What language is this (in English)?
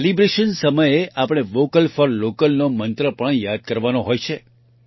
Gujarati